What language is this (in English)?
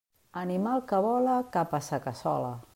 Catalan